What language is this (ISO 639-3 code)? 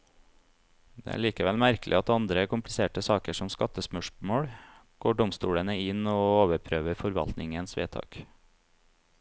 nor